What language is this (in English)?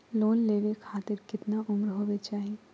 Magahi